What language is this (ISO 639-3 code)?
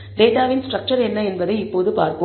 tam